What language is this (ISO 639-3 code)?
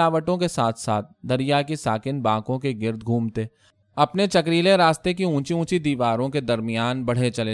urd